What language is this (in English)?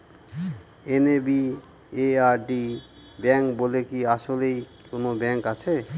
Bangla